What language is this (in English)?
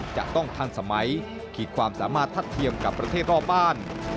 Thai